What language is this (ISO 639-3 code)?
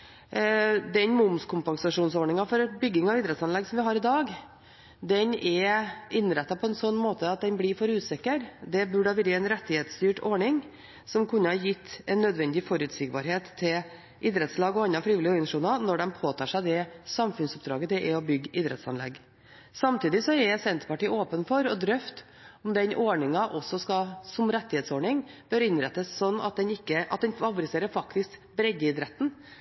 nob